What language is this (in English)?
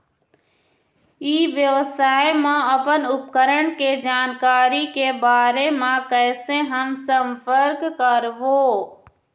Chhattisgarhi